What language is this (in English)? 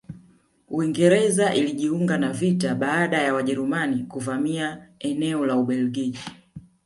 Swahili